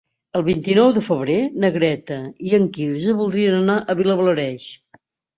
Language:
Catalan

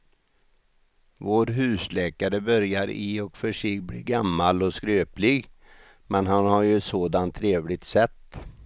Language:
Swedish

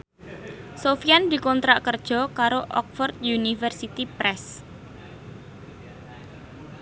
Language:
Javanese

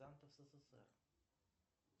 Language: Russian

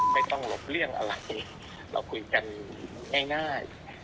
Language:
Thai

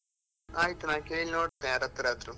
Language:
Kannada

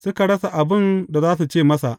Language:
Hausa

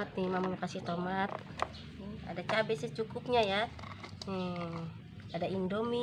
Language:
Indonesian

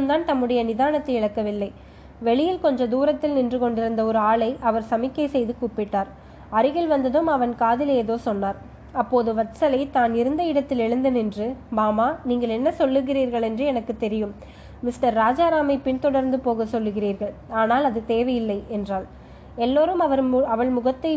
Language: Tamil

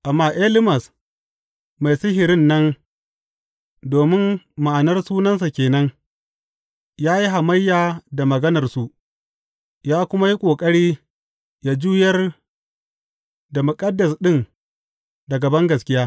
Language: Hausa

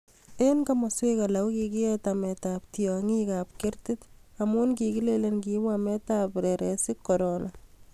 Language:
Kalenjin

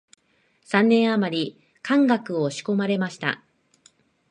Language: Japanese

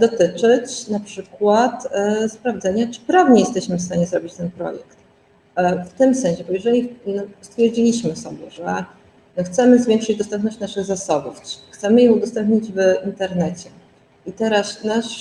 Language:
Polish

